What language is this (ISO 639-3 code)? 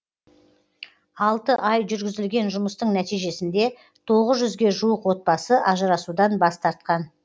kaz